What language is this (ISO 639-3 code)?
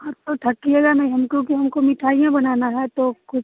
hin